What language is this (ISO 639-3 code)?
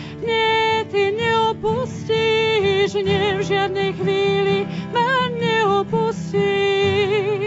slk